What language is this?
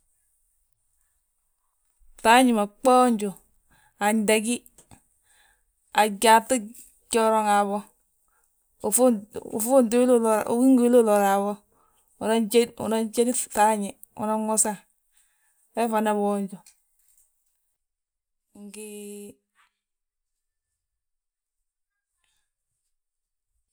Balanta-Ganja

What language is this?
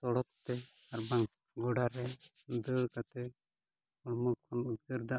Santali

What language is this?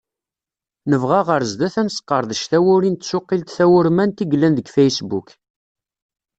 Kabyle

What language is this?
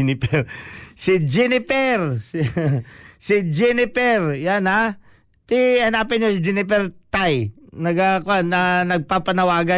Filipino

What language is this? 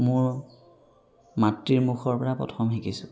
Assamese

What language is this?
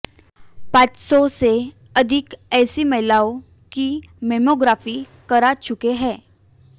Hindi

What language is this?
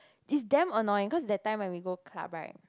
English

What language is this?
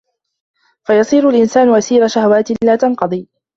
Arabic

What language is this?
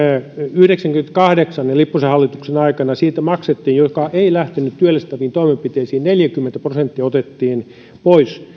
Finnish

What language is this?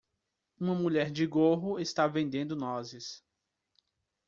Portuguese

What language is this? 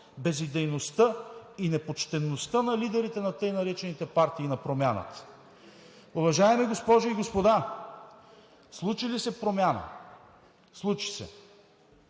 Bulgarian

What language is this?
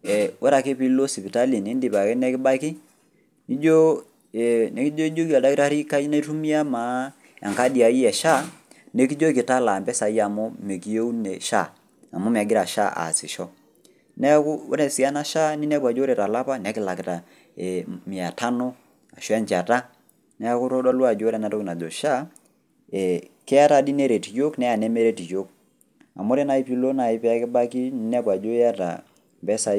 Masai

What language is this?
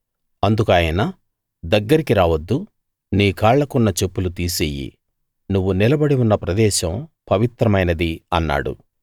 Telugu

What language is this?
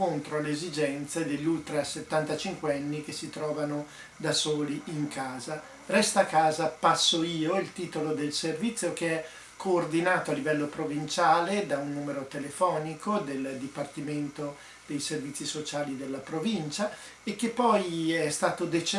Italian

